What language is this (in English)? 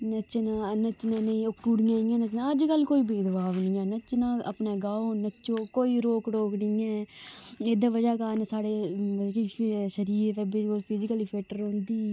Dogri